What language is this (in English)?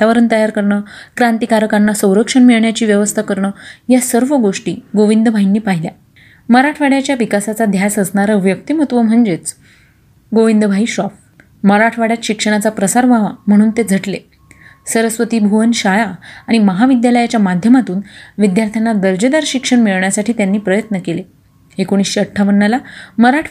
Marathi